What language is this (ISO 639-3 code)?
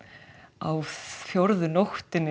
isl